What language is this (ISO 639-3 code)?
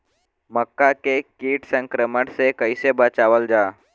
bho